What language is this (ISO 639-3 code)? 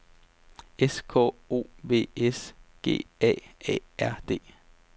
dan